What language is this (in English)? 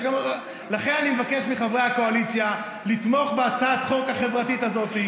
Hebrew